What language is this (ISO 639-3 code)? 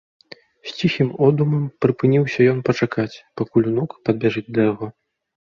bel